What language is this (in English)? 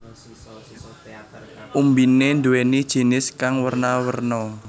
Javanese